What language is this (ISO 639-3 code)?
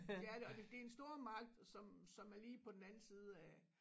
dan